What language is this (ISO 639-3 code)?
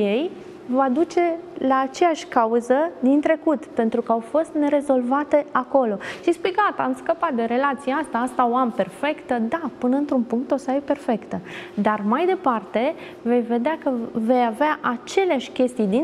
ron